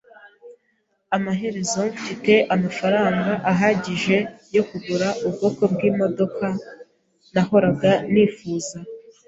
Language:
Kinyarwanda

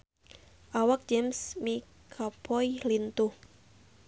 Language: Sundanese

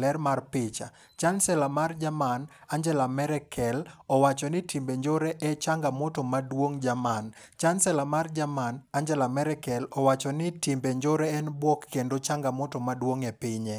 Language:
Luo (Kenya and Tanzania)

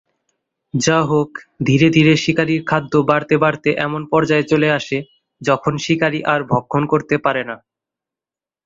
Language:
Bangla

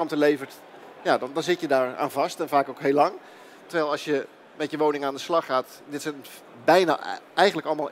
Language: Dutch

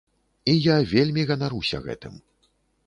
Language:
Belarusian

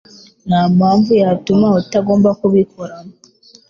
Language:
Kinyarwanda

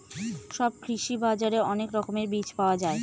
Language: Bangla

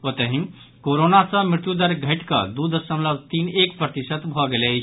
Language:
Maithili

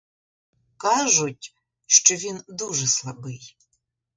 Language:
Ukrainian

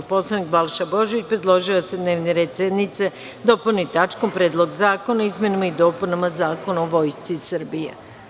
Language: Serbian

